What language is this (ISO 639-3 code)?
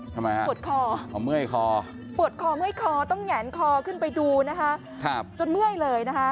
tha